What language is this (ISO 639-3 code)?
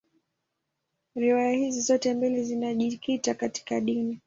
swa